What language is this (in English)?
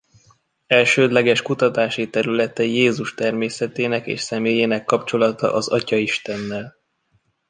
Hungarian